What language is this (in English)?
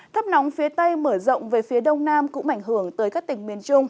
Vietnamese